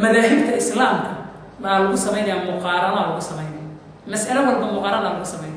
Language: Arabic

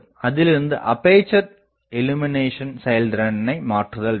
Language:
Tamil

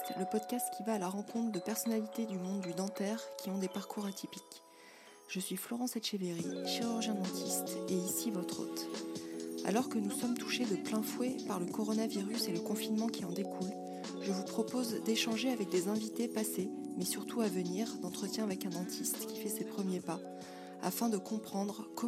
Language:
French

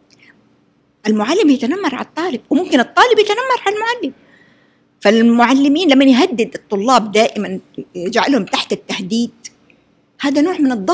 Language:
Arabic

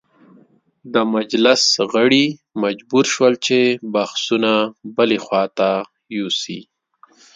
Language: Pashto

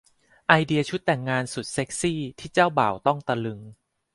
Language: Thai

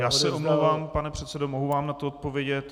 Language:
Czech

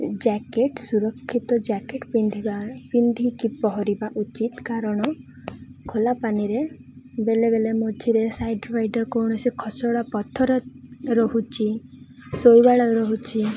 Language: Odia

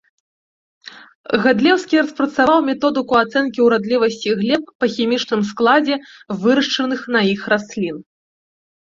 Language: Belarusian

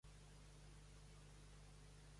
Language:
Catalan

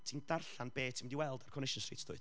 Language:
Welsh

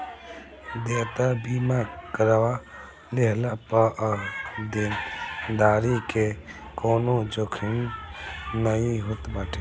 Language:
Bhojpuri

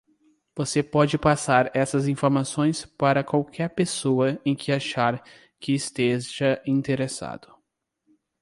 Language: Portuguese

